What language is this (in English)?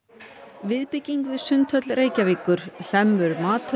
Icelandic